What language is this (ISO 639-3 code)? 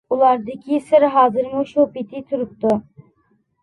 uig